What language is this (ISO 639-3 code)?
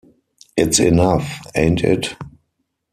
eng